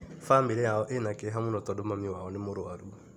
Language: Kikuyu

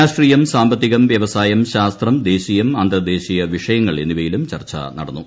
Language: Malayalam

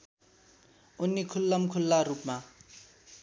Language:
Nepali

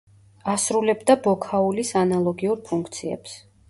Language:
Georgian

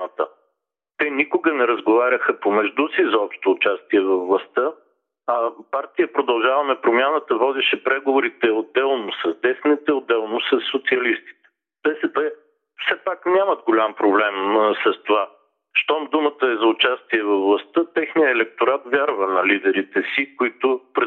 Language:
Bulgarian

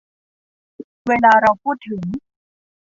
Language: Thai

